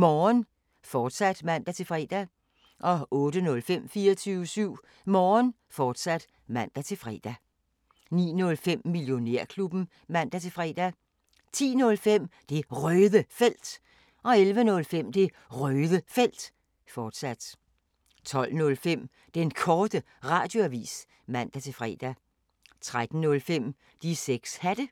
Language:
Danish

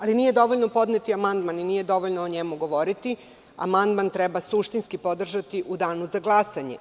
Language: Serbian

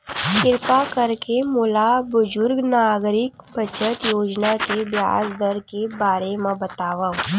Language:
Chhattisgarhi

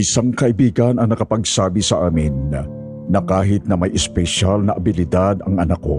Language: Filipino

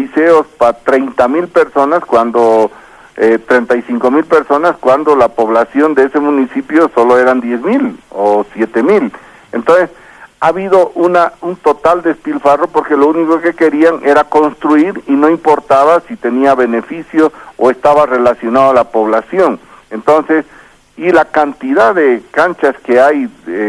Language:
Spanish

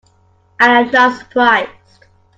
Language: English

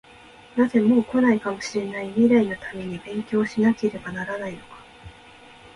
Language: Japanese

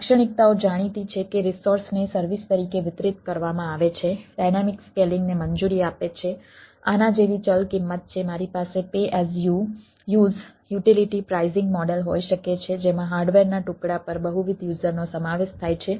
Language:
Gujarati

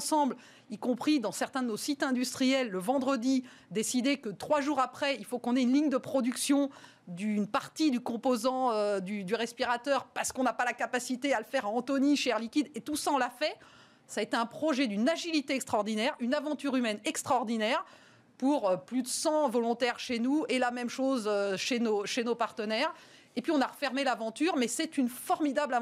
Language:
French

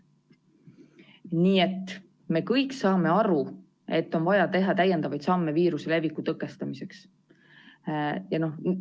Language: Estonian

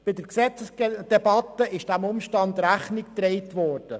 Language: Swiss German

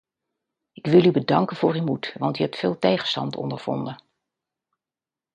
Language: Dutch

